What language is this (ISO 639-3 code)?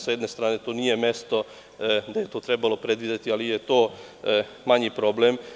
srp